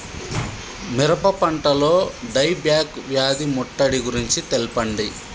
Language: Telugu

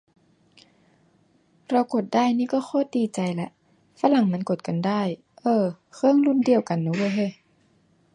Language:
Thai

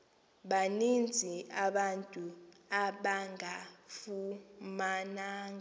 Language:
Xhosa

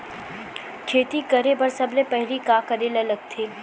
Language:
Chhattisgarhi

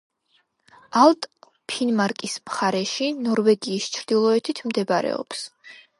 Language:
Georgian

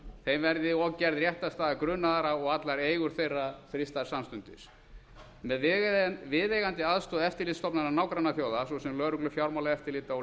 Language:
Icelandic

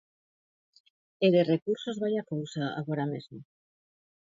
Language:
Galician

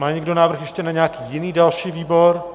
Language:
Czech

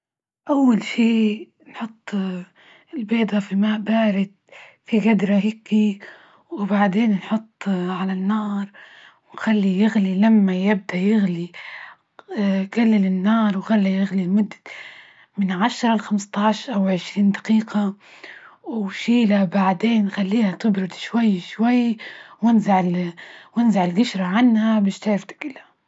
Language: Libyan Arabic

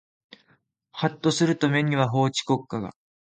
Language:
Japanese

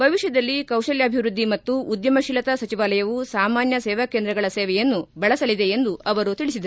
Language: Kannada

